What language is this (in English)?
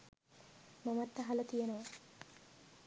Sinhala